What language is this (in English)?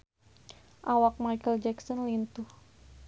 Sundanese